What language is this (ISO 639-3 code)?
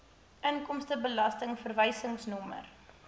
afr